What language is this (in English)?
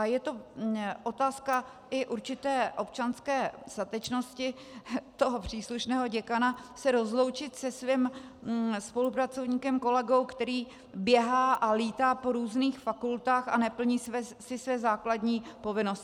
Czech